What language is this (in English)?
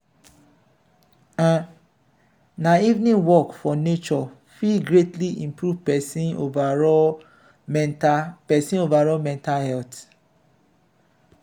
Nigerian Pidgin